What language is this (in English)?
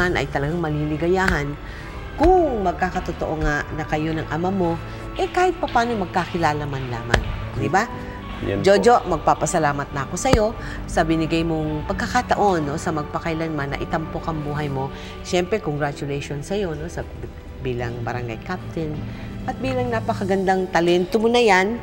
Filipino